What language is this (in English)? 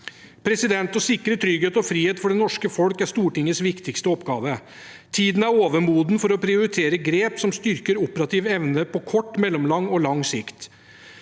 Norwegian